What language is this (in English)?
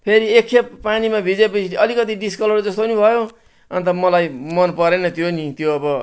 Nepali